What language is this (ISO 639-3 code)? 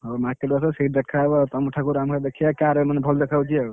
ori